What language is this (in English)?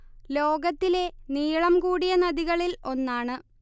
Malayalam